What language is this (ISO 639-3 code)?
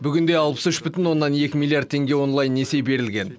kaz